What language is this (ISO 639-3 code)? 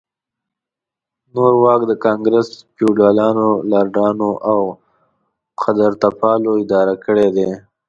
pus